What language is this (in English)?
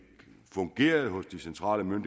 Danish